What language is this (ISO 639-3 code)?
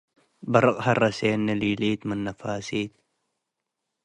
tig